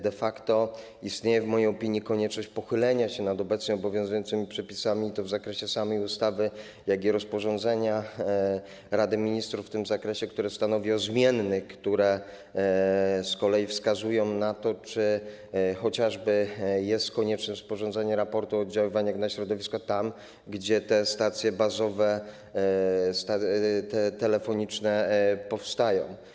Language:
Polish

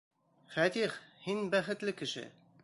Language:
Bashkir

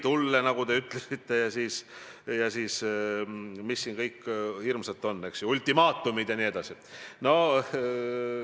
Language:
Estonian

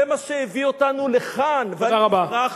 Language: Hebrew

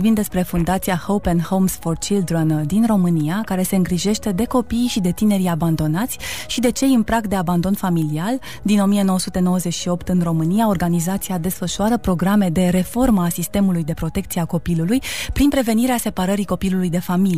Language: Romanian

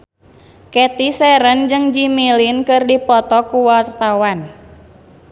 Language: Sundanese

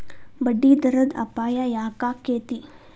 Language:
Kannada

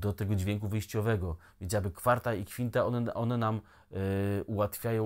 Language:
Polish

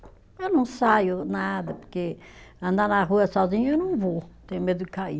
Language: Portuguese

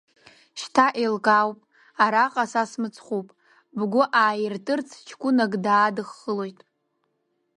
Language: Abkhazian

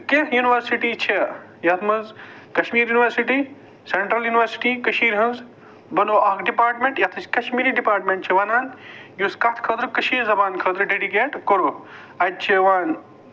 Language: Kashmiri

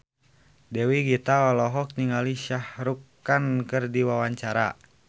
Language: Sundanese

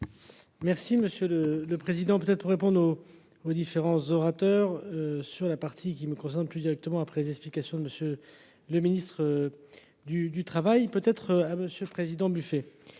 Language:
French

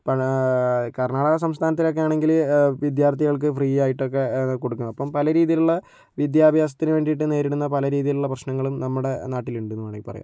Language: Malayalam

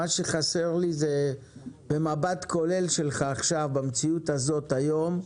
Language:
Hebrew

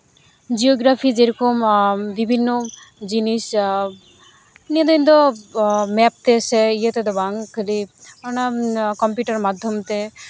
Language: Santali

